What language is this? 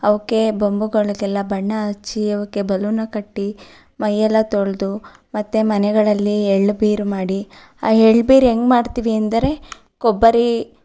Kannada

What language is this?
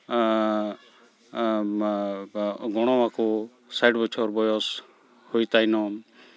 Santali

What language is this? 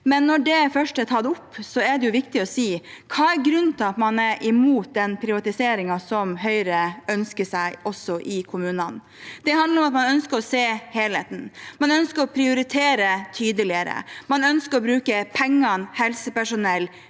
Norwegian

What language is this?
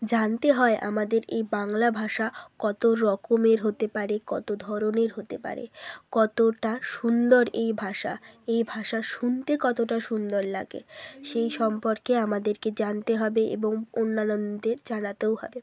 Bangla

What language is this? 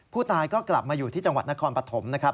Thai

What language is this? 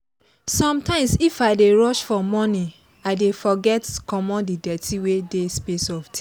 Nigerian Pidgin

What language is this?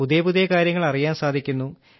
Malayalam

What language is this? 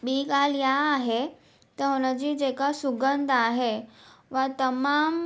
Sindhi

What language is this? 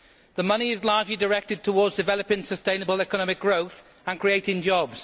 English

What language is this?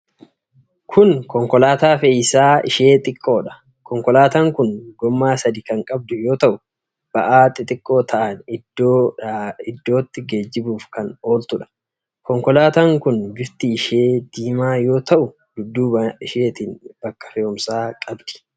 Oromo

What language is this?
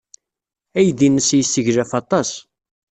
Kabyle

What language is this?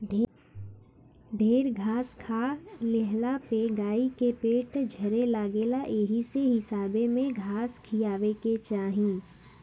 Bhojpuri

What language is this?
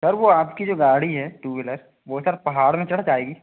Hindi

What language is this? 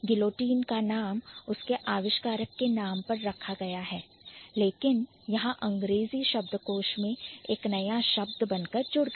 Hindi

